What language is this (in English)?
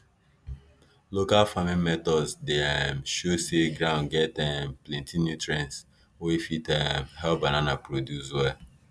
Nigerian Pidgin